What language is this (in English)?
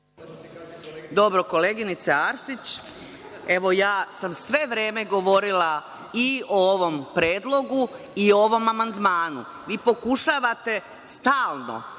Serbian